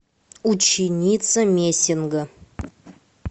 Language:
Russian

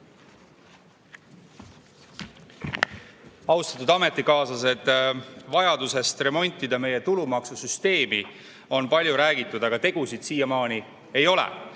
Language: Estonian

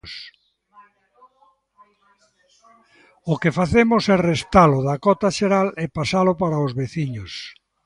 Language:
Galician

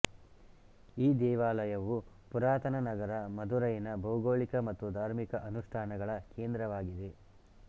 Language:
Kannada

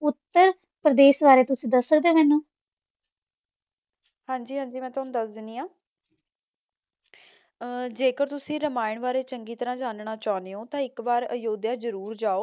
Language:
Punjabi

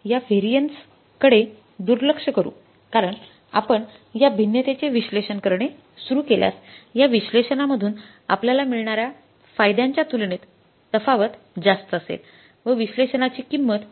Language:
Marathi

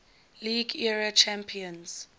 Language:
English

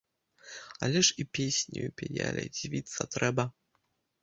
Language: Belarusian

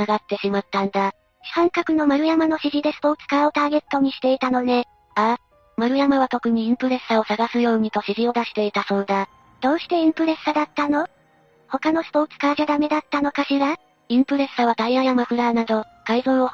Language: Japanese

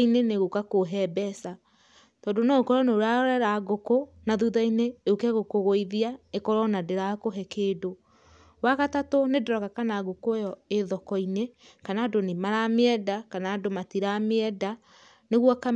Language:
Kikuyu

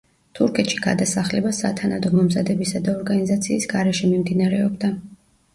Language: Georgian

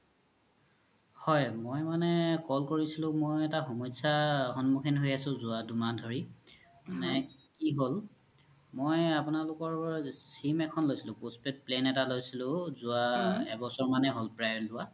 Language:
Assamese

